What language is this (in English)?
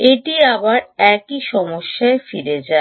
Bangla